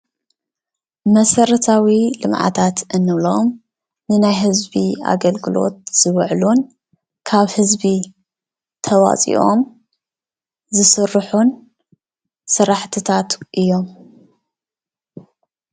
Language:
Tigrinya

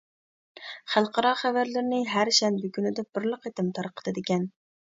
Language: Uyghur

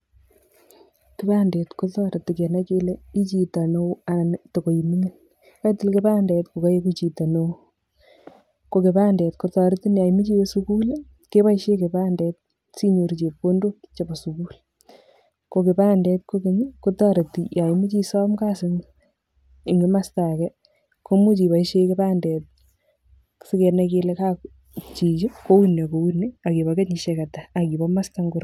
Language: Kalenjin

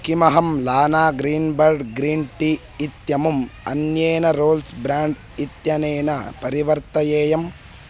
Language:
Sanskrit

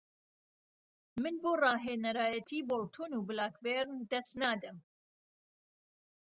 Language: Central Kurdish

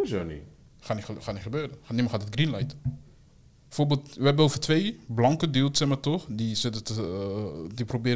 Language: Dutch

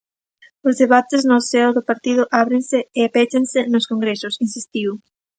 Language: Galician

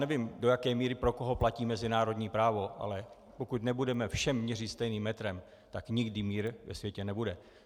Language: Czech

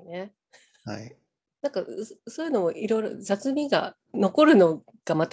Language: Japanese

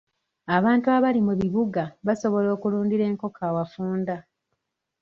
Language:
Ganda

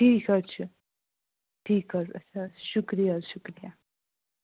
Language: Kashmiri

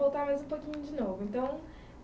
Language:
Portuguese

